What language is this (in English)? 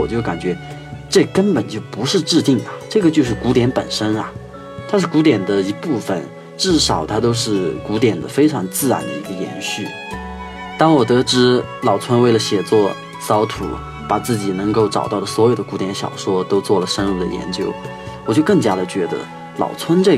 Chinese